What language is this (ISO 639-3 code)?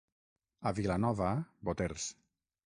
cat